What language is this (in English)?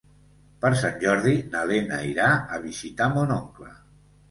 Catalan